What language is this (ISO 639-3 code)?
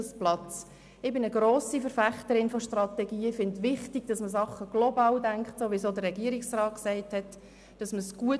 gsw